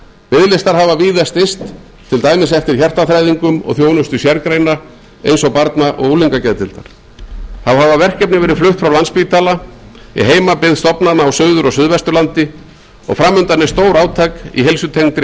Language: Icelandic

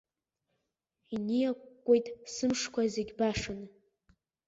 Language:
Abkhazian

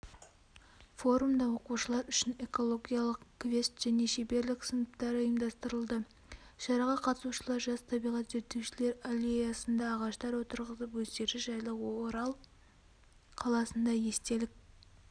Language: Kazakh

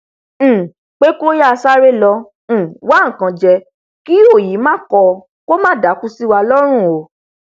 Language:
Yoruba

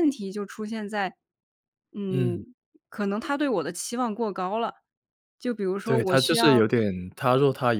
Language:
Chinese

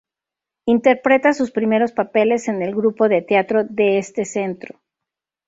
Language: Spanish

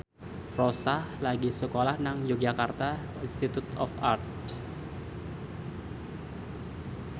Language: Javanese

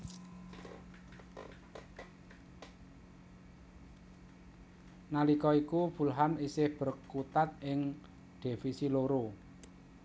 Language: Javanese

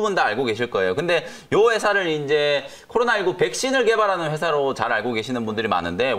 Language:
Korean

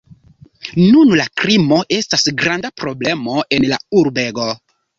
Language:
Esperanto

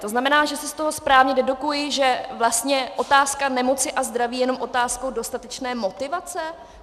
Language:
Czech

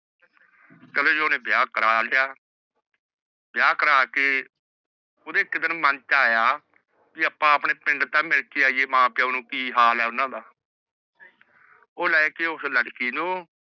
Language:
Punjabi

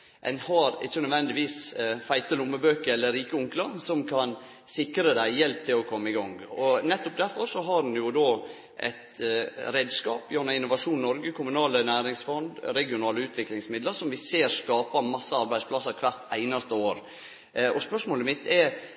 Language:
Norwegian Nynorsk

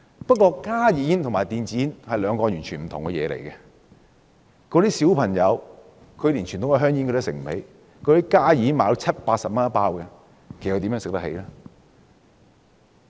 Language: Cantonese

